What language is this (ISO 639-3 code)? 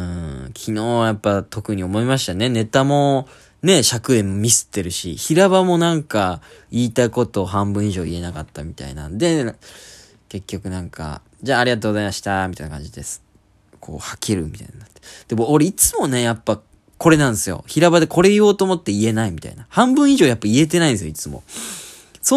jpn